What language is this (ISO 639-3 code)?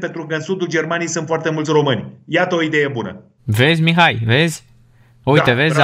ron